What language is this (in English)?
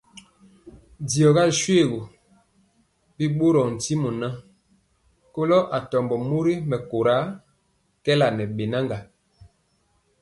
Mpiemo